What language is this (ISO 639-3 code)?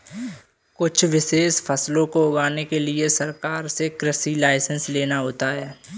hin